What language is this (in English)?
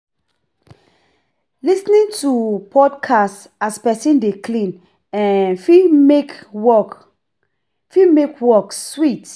Nigerian Pidgin